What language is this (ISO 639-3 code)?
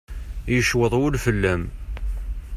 kab